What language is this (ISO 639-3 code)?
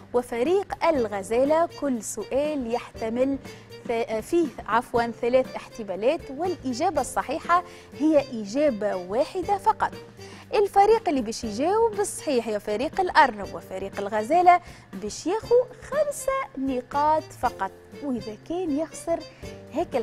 ara